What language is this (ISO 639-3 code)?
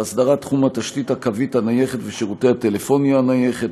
heb